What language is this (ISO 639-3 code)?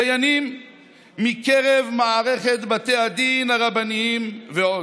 heb